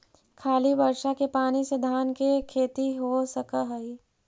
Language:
Magahi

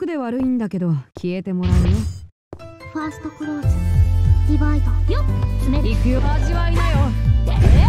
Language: Japanese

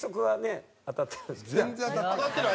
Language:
Japanese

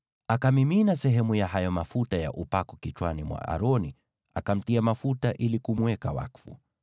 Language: Swahili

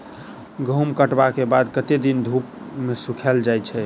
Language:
Maithili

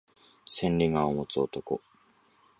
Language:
Japanese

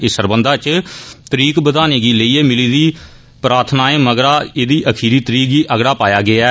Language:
Dogri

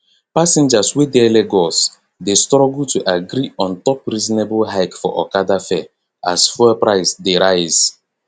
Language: Nigerian Pidgin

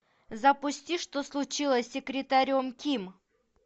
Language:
Russian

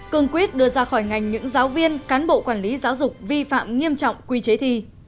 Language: Vietnamese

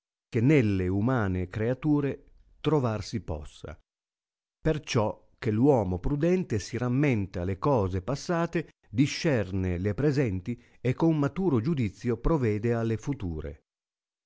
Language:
Italian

